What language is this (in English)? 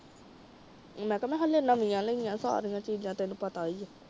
Punjabi